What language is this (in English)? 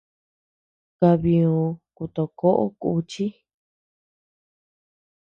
Tepeuxila Cuicatec